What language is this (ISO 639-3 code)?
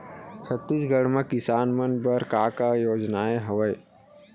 hne